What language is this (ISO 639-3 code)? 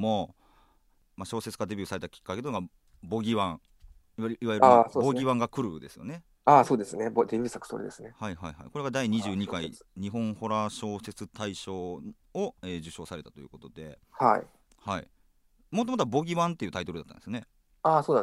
jpn